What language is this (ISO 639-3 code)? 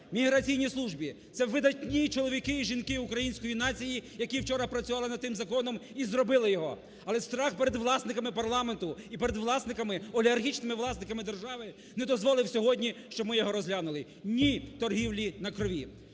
ukr